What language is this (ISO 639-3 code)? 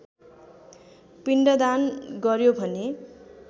nep